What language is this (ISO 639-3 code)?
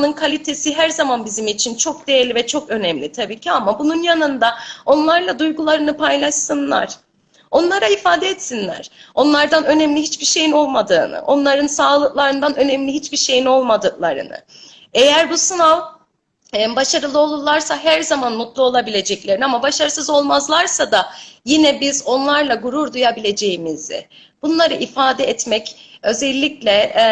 tur